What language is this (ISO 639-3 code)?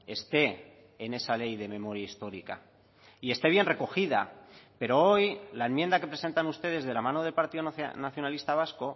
spa